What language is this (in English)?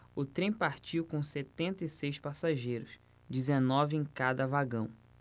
Portuguese